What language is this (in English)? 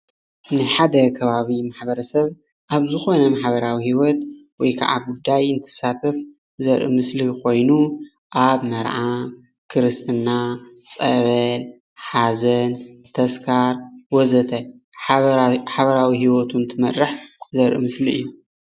Tigrinya